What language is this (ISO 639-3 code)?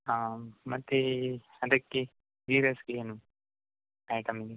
kan